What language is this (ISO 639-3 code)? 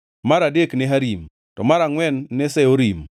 luo